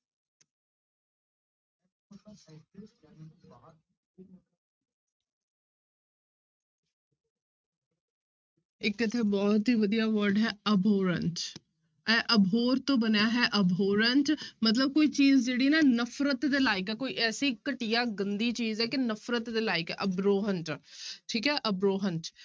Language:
Punjabi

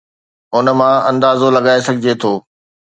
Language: Sindhi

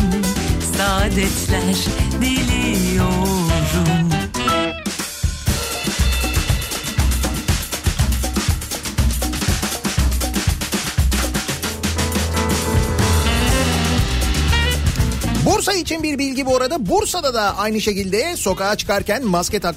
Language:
Turkish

